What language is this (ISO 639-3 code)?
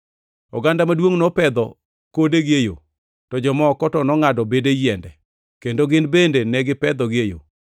luo